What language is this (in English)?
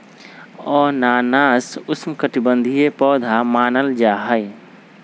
Magahi